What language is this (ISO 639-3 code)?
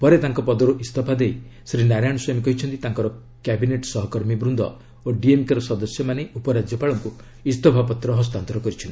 ori